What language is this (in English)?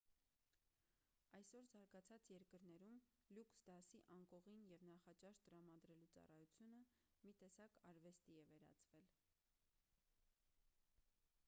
Armenian